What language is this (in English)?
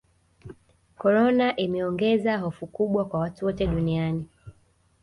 Swahili